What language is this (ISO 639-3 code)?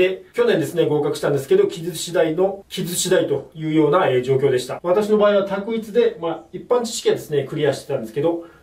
jpn